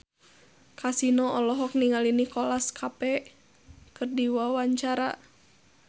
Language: Sundanese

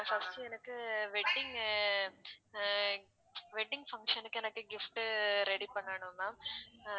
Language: Tamil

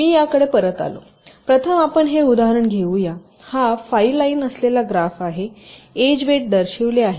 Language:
Marathi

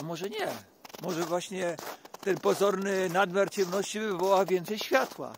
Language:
Polish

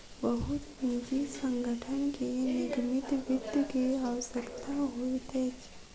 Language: Maithili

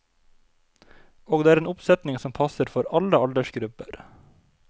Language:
Norwegian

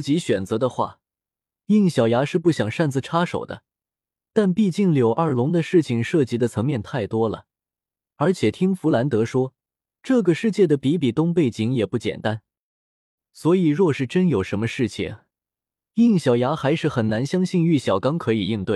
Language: Chinese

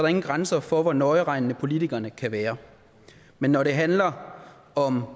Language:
Danish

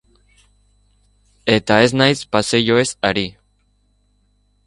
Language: Basque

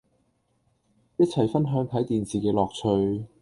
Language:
Cantonese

